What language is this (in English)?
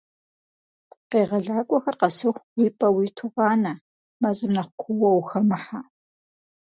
Kabardian